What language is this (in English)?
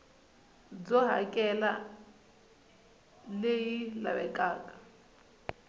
Tsonga